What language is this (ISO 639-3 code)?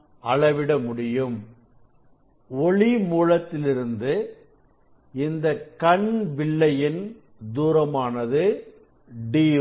tam